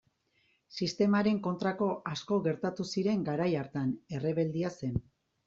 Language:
Basque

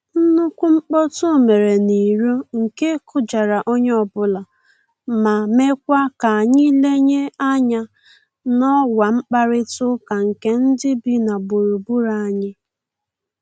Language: Igbo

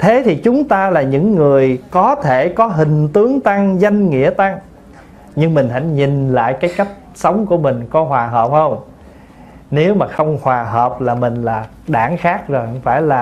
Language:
Vietnamese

